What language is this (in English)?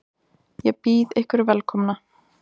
Icelandic